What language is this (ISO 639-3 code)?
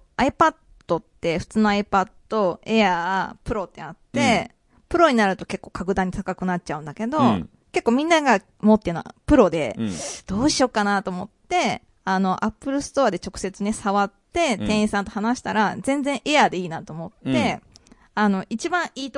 jpn